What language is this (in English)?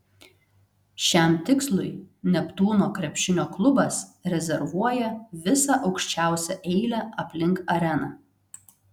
Lithuanian